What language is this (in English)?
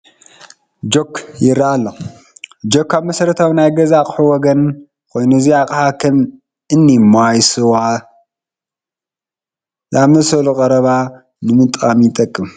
Tigrinya